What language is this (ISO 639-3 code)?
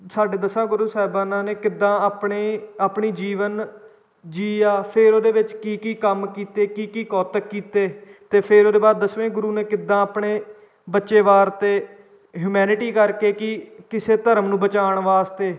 pan